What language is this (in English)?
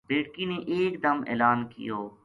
Gujari